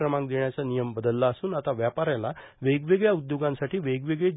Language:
Marathi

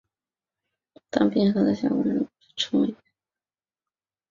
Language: Chinese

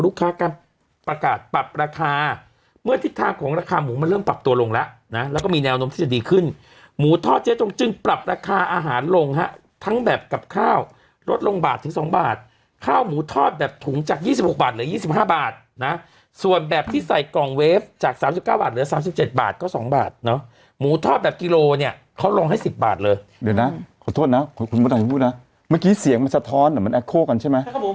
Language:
Thai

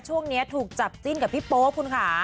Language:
Thai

